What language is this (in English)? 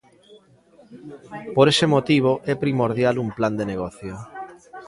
Galician